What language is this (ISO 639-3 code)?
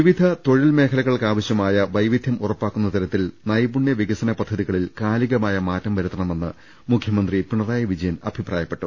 mal